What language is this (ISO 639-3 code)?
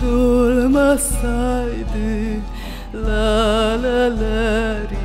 ron